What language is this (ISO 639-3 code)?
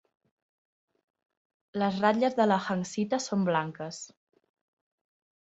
cat